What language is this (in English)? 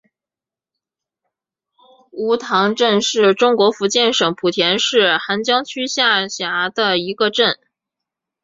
Chinese